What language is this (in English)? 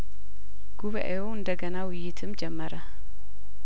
Amharic